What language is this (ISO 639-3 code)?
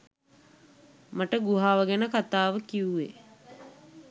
sin